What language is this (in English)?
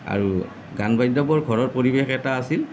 Assamese